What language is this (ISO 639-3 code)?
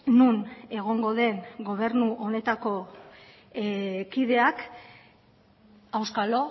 eus